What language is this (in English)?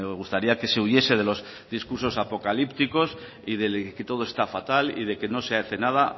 Spanish